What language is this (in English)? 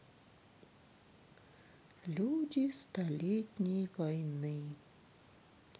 Russian